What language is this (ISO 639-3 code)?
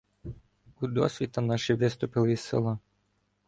ukr